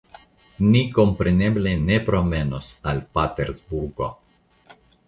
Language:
Esperanto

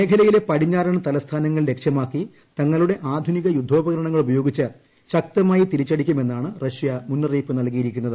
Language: Malayalam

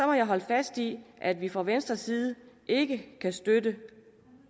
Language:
Danish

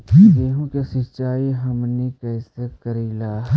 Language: Magahi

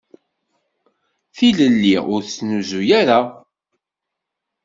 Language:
Kabyle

